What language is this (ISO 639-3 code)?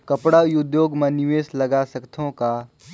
hne